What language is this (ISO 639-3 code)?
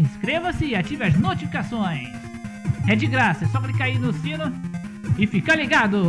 por